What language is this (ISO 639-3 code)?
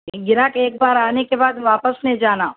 urd